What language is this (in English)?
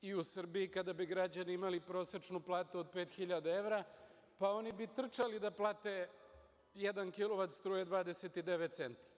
Serbian